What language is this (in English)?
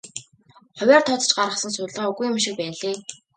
Mongolian